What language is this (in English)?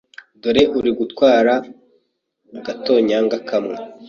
Kinyarwanda